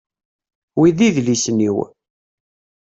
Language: Kabyle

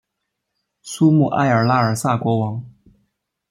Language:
Chinese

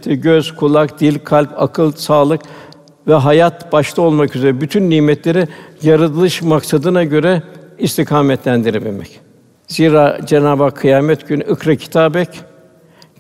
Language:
Turkish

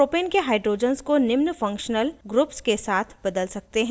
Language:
Hindi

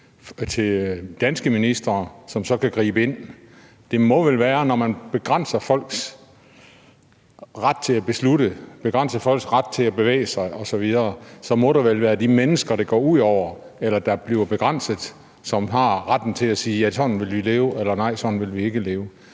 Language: Danish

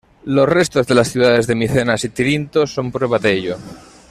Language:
Spanish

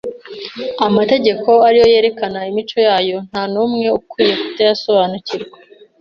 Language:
Kinyarwanda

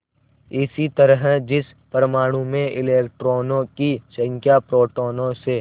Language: Hindi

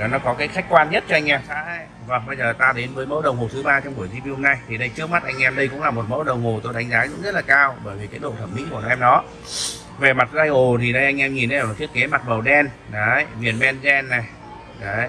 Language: Vietnamese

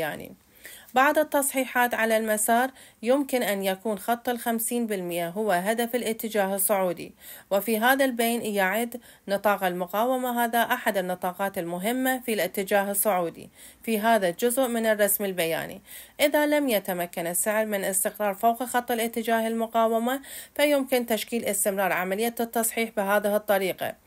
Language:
Arabic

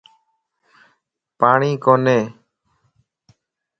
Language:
Lasi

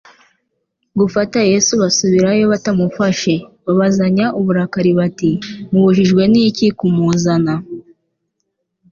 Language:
Kinyarwanda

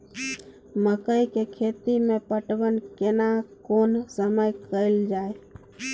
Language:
Maithili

